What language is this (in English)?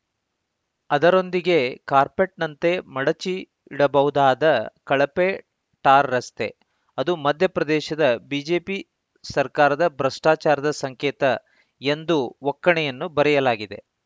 Kannada